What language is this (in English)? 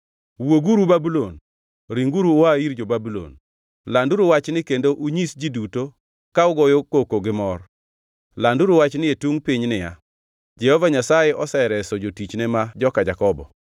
Luo (Kenya and Tanzania)